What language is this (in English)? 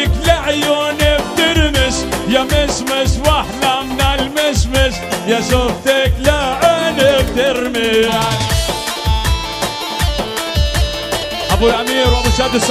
Arabic